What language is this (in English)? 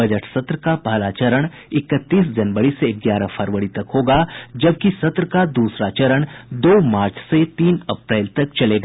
Hindi